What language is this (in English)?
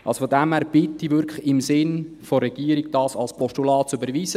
Swiss German